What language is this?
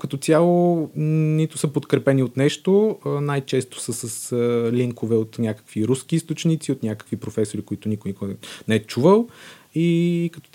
Bulgarian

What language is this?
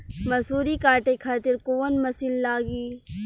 Bhojpuri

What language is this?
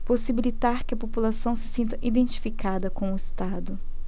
Portuguese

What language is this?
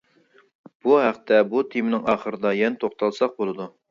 Uyghur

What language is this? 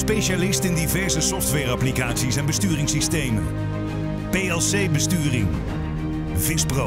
Dutch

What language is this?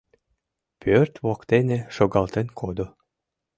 Mari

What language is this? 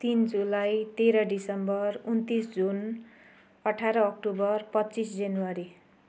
Nepali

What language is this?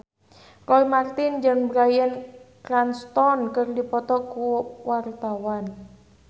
Sundanese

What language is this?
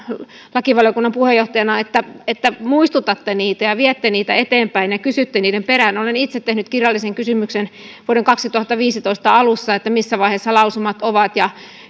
Finnish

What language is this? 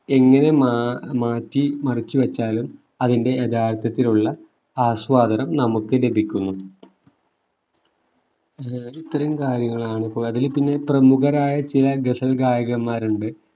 Malayalam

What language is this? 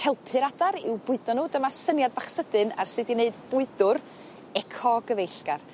Welsh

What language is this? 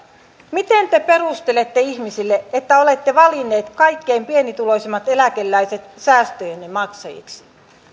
Finnish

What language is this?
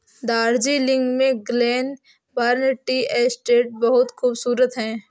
Hindi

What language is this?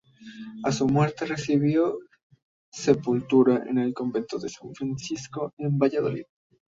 Spanish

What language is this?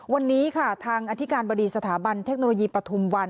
Thai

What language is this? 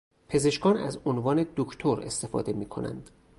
Persian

